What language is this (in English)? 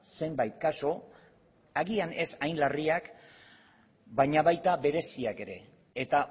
Basque